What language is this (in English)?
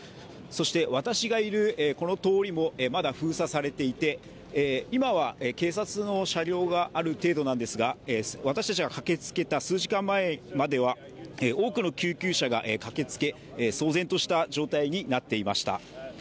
Japanese